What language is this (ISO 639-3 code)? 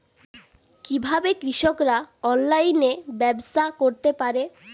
ben